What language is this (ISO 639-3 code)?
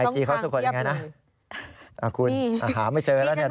tha